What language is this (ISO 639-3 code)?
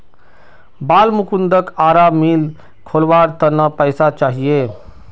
mag